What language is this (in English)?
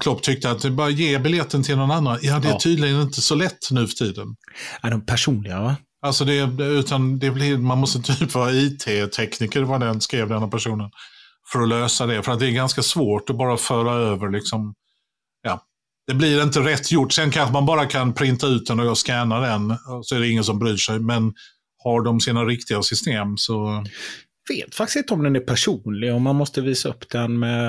Swedish